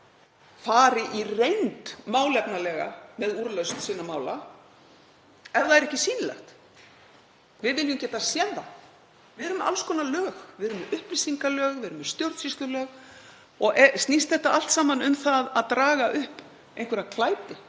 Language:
Icelandic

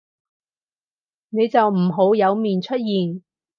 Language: Cantonese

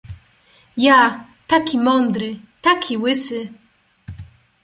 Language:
Polish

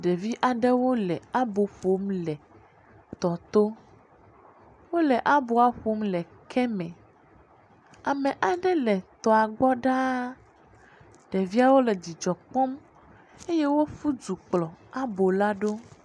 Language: Ewe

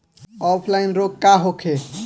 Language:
Bhojpuri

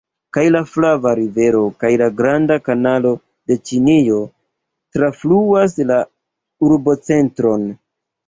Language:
Esperanto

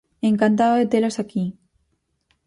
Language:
Galician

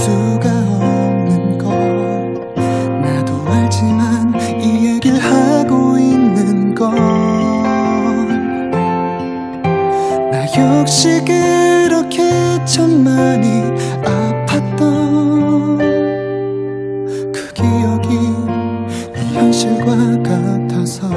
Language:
Korean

